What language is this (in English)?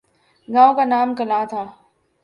Urdu